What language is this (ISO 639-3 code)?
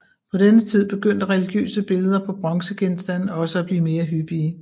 dan